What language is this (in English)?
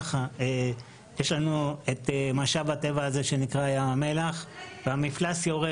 Hebrew